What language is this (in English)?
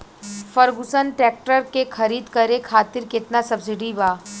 Bhojpuri